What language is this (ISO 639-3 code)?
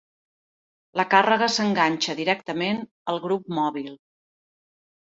cat